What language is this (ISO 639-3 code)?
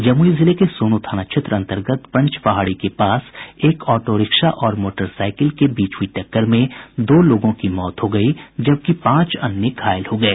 hin